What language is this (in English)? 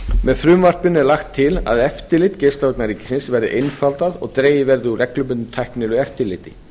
Icelandic